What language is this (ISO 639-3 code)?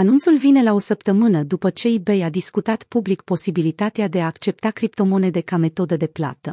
ron